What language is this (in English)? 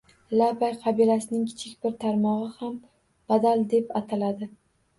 Uzbek